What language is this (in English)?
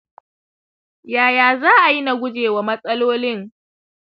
Hausa